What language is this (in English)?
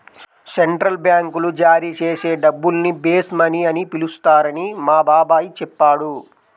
Telugu